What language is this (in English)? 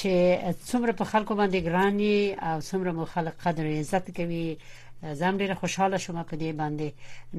Persian